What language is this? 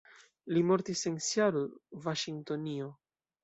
Esperanto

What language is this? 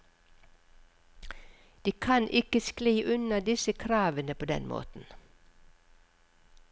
Norwegian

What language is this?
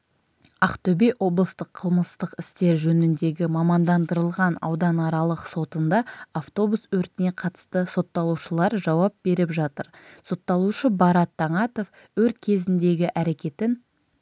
Kazakh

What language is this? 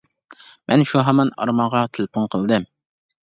Uyghur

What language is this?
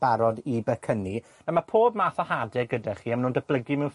Welsh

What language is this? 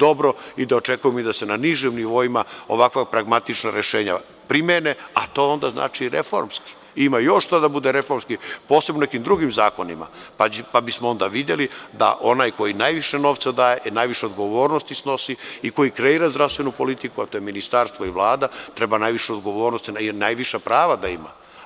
Serbian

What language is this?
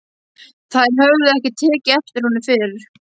Icelandic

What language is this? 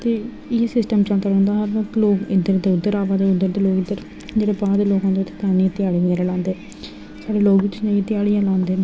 Dogri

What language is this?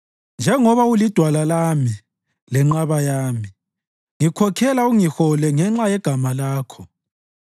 North Ndebele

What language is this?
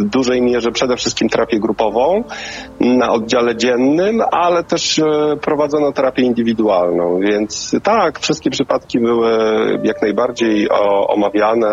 Polish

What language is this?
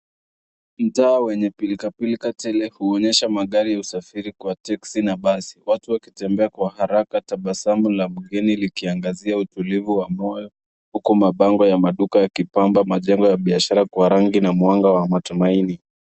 Swahili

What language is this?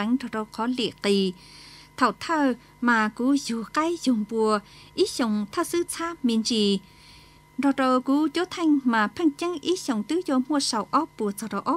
Vietnamese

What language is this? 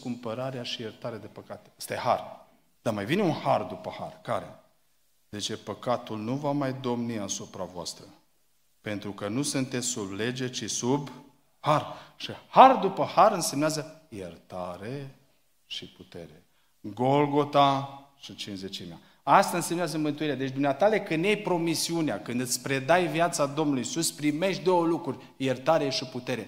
Romanian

